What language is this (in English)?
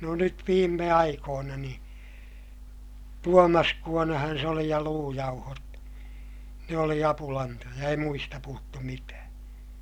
Finnish